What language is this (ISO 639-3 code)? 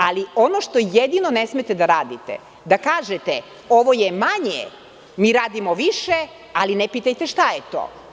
srp